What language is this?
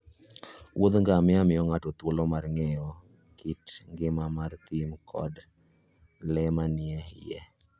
Luo (Kenya and Tanzania)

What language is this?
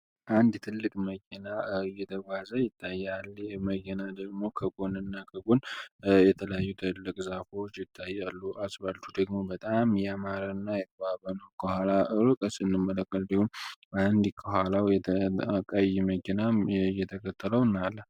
Amharic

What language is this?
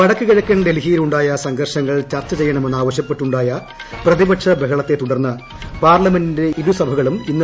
Malayalam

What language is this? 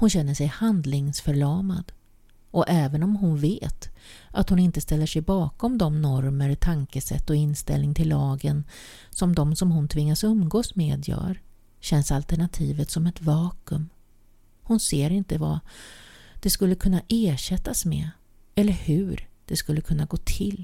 Swedish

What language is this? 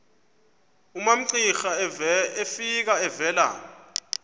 Xhosa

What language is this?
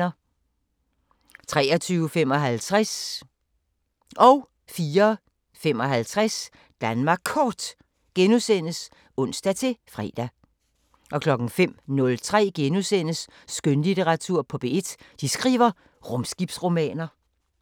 Danish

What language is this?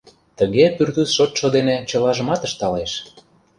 Mari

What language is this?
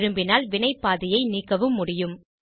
Tamil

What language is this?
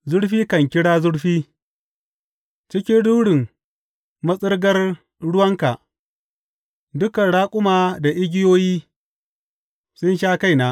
Hausa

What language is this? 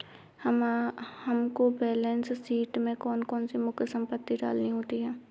Hindi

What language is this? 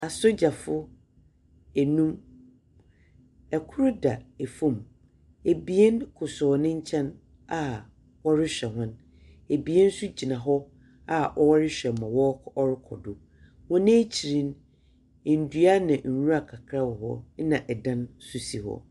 Akan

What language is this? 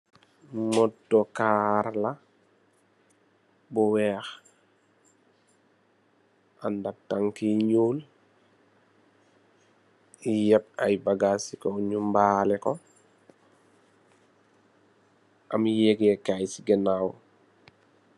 Wolof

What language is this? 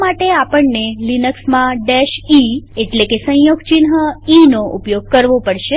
Gujarati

